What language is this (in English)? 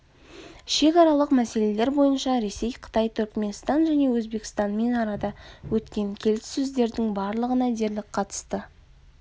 Kazakh